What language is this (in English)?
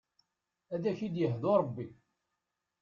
Kabyle